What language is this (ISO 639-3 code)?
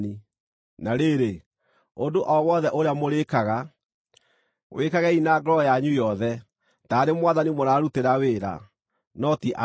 kik